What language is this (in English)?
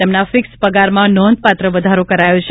Gujarati